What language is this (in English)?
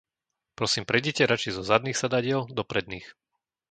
Slovak